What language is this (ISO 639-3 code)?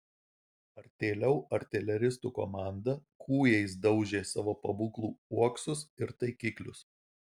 lit